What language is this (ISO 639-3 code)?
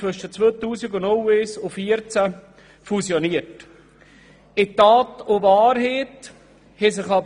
gsw